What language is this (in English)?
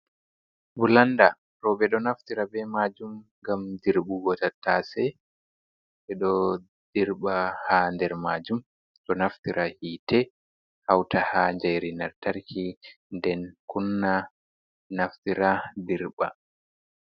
Fula